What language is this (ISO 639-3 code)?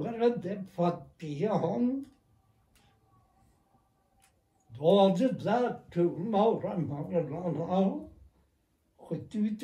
fas